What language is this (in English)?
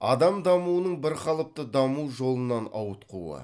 Kazakh